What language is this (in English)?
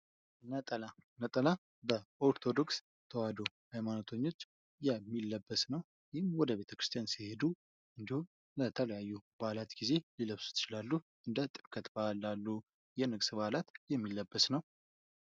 Amharic